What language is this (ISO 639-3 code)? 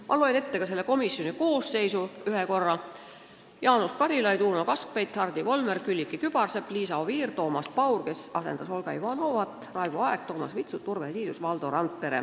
est